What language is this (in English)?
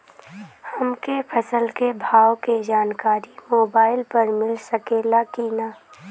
Bhojpuri